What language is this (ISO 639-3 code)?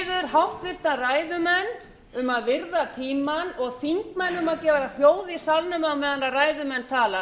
isl